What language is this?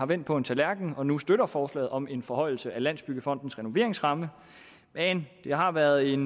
Danish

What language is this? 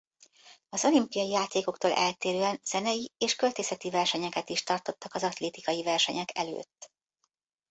Hungarian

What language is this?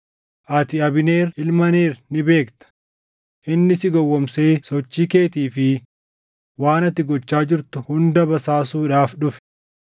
Oromo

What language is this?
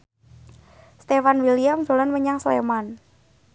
Javanese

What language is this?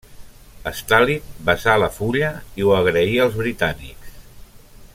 Catalan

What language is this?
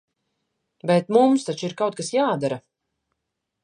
Latvian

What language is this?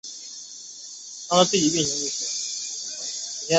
Chinese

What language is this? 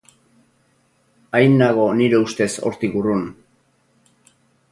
Basque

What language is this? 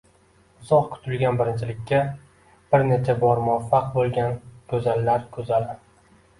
Uzbek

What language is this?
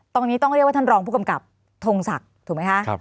Thai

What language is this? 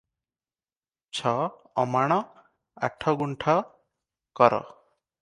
Odia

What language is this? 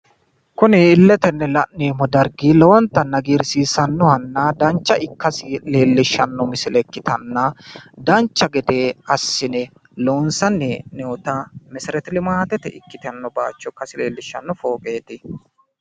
Sidamo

